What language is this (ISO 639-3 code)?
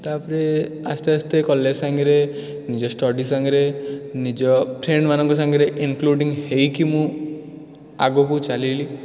ori